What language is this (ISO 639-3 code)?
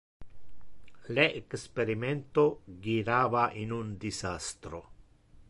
ina